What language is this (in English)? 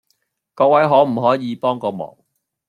Cantonese